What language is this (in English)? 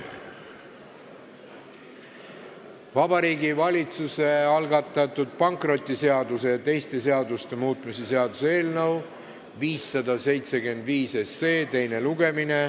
Estonian